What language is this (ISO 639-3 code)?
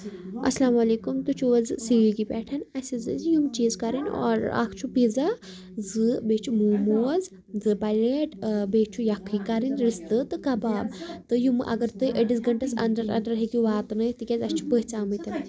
kas